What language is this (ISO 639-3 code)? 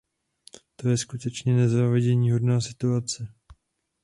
ces